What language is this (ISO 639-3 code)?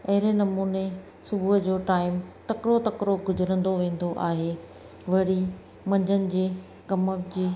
snd